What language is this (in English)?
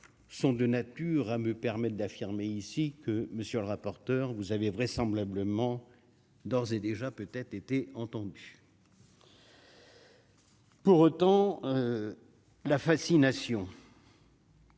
French